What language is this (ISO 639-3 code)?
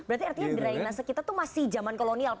ind